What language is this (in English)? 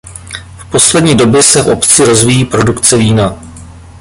Czech